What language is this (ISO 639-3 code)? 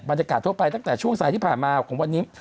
tha